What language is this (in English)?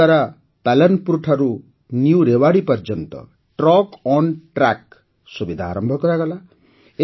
Odia